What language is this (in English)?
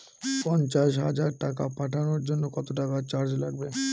Bangla